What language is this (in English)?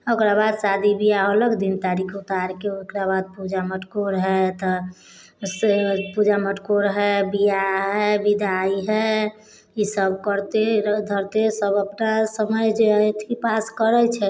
Maithili